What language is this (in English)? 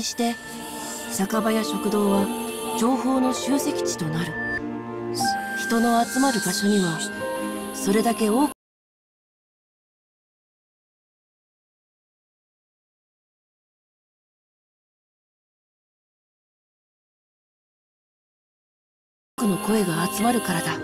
Japanese